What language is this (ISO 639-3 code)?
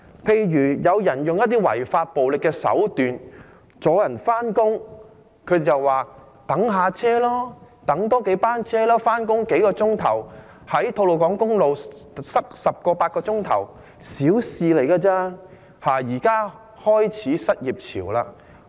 yue